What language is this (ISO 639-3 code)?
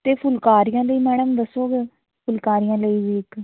pan